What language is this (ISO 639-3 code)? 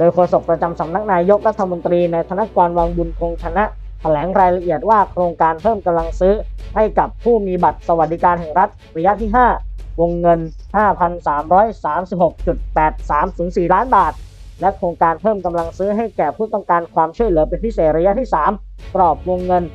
tha